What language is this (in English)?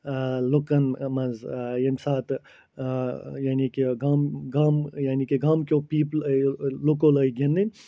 Kashmiri